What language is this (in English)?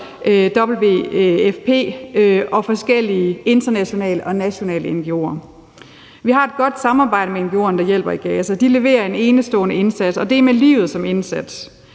Danish